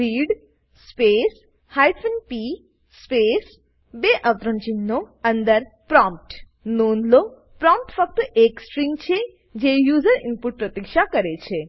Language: Gujarati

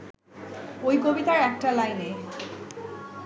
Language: Bangla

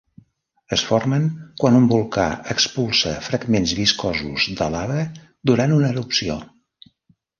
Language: Catalan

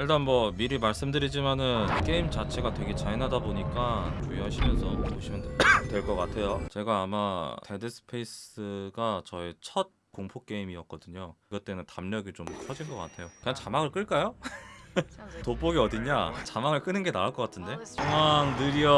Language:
Korean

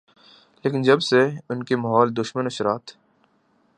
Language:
Urdu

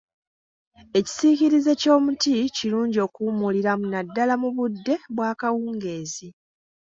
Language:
Ganda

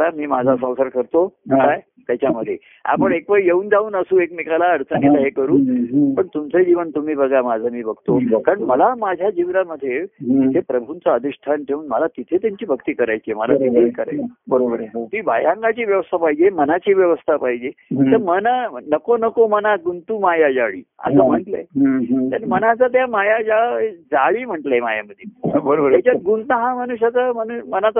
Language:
Marathi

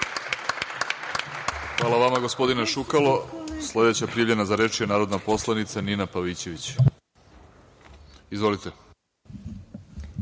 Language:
Serbian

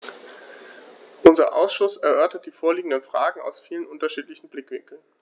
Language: German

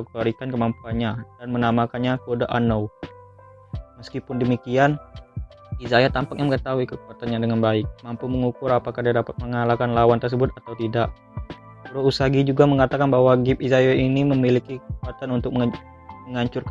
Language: Indonesian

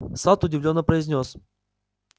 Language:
Russian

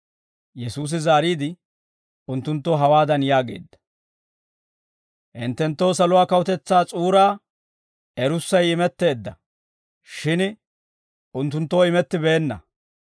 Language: Dawro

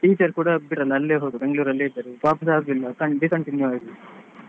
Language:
Kannada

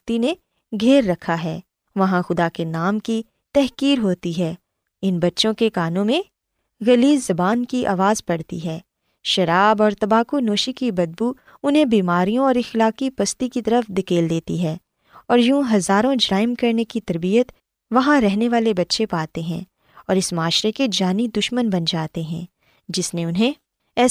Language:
Urdu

